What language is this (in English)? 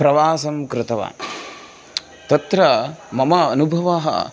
Sanskrit